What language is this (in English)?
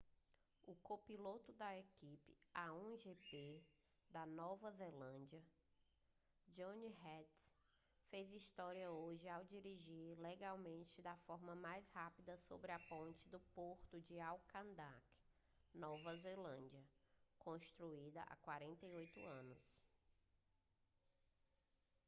Portuguese